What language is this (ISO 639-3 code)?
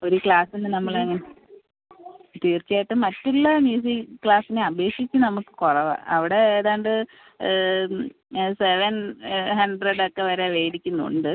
mal